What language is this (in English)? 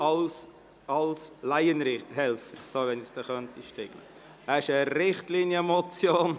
Swiss German